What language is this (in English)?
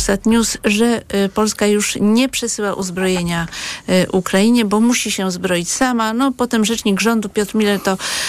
Polish